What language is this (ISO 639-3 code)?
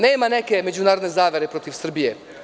srp